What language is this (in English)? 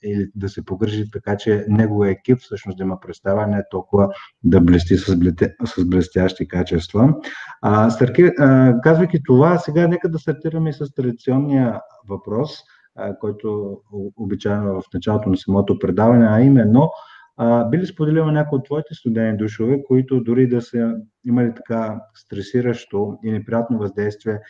Bulgarian